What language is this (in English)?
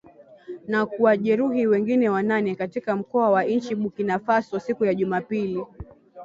Swahili